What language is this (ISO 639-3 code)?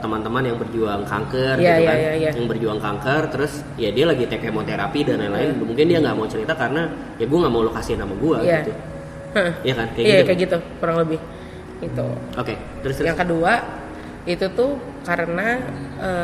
ind